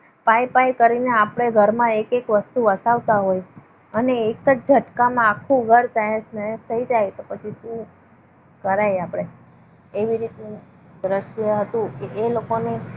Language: Gujarati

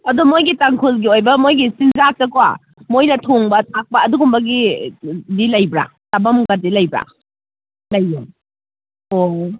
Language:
Manipuri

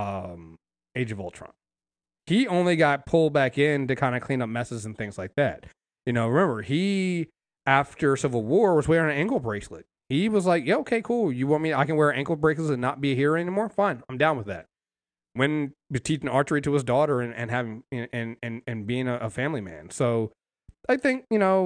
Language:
English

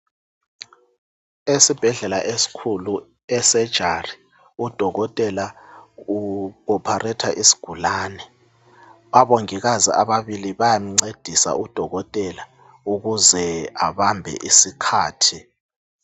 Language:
North Ndebele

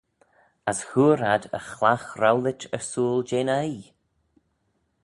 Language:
Manx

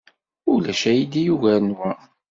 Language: Kabyle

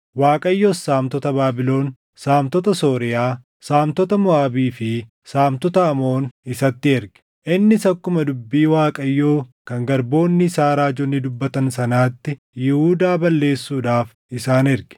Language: Oromo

